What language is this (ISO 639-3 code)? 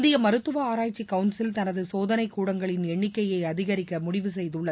tam